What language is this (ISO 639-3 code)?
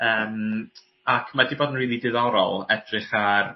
cym